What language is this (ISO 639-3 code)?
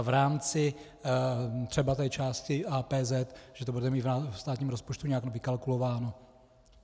ces